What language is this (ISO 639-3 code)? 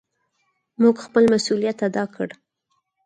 pus